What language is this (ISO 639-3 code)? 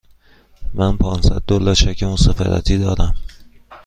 fas